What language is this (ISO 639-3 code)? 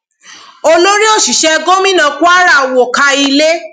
yor